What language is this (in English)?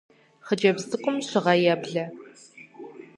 Kabardian